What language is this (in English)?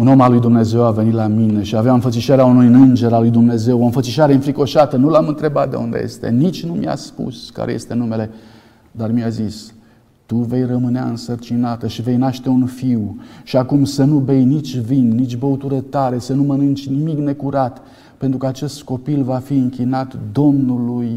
Romanian